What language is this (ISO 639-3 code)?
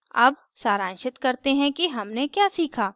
hin